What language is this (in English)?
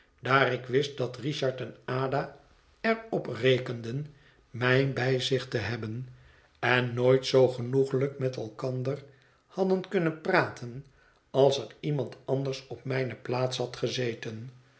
Dutch